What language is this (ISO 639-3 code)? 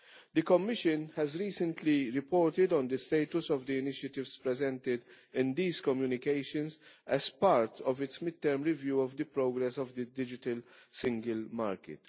eng